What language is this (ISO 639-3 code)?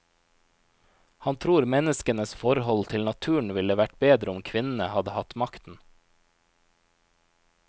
nor